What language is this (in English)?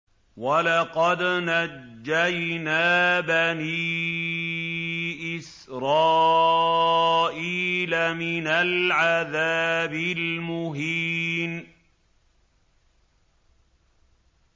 Arabic